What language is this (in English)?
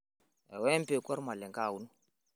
Masai